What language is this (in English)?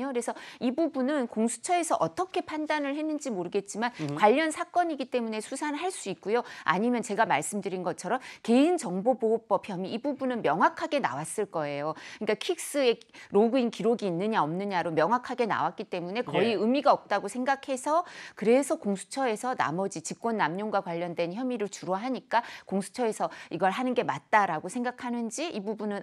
Korean